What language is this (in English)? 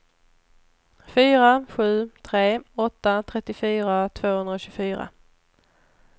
Swedish